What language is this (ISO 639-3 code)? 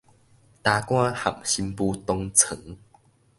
nan